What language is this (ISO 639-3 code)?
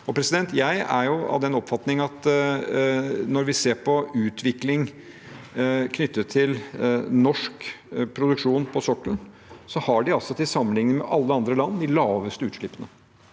nor